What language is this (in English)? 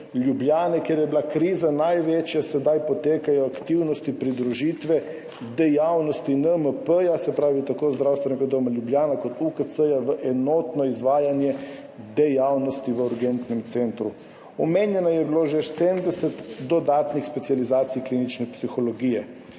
Slovenian